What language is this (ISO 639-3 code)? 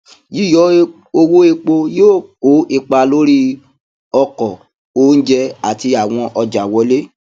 yor